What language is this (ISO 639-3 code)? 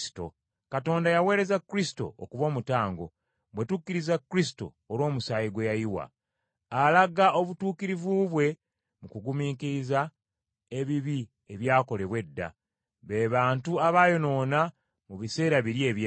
lug